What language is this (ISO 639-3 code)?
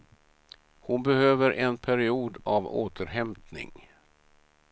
swe